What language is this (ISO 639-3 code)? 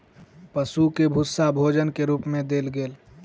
mai